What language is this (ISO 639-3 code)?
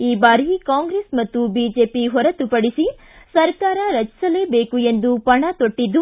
kan